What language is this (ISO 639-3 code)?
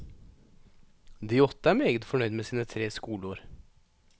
nor